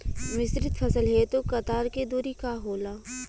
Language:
Bhojpuri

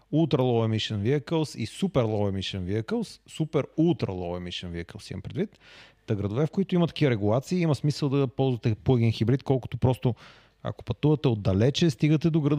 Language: Bulgarian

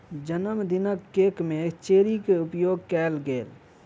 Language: Maithili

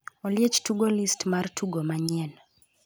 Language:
Luo (Kenya and Tanzania)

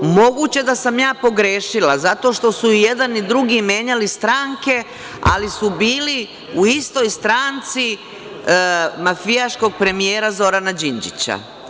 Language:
Serbian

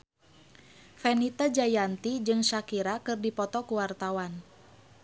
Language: Sundanese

